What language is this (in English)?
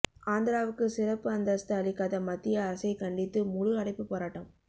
Tamil